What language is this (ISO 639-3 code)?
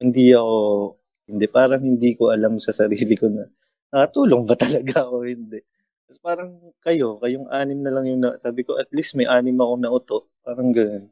fil